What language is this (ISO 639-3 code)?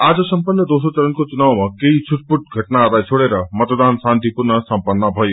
nep